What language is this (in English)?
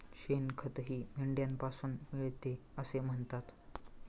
Marathi